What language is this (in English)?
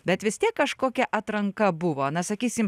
Lithuanian